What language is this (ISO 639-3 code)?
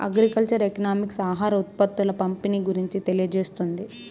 tel